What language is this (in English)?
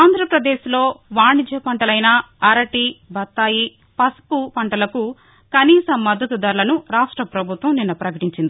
Telugu